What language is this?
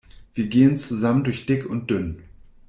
German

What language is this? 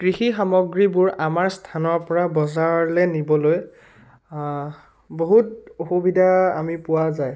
Assamese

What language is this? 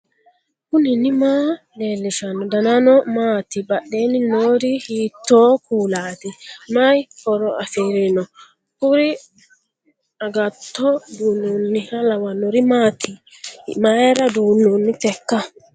Sidamo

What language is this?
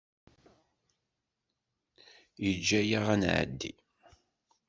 Kabyle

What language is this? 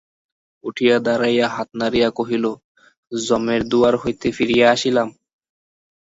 Bangla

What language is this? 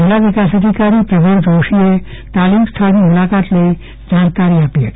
Gujarati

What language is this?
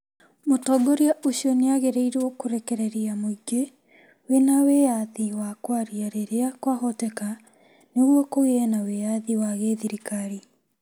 Kikuyu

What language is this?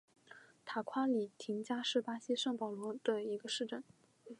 Chinese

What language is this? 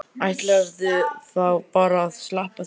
Icelandic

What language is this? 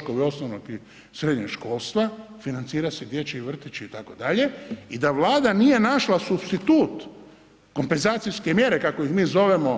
Croatian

